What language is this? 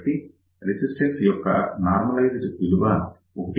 Telugu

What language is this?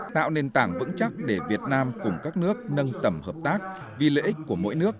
Vietnamese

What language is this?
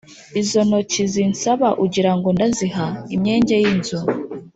Kinyarwanda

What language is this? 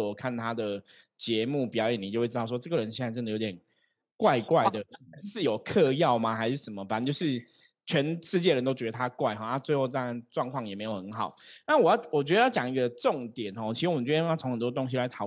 Chinese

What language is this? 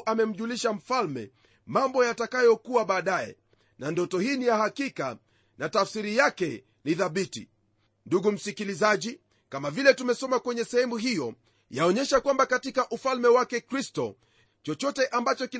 Swahili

